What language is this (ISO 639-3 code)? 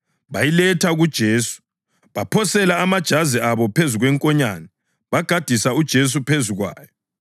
nde